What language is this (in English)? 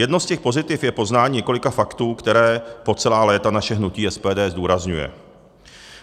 Czech